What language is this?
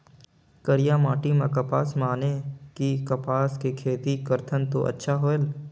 Chhattisgarhi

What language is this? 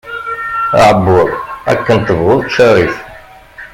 Kabyle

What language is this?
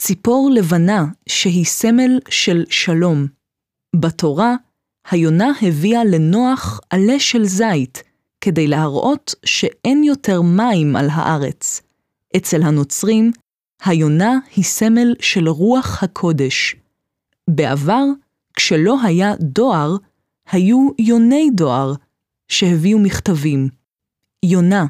Hebrew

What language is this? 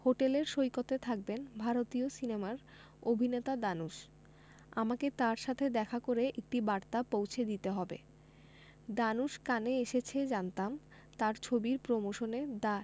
Bangla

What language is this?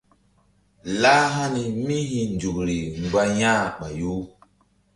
Mbum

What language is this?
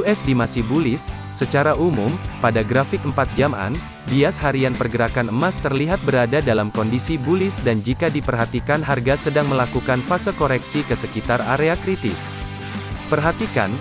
Indonesian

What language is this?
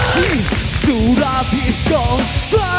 Thai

